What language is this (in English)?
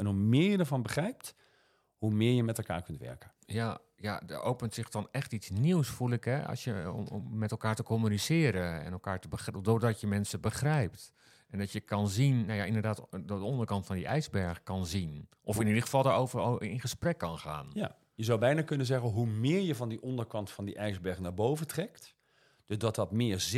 Dutch